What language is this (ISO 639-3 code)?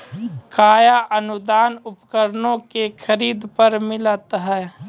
mai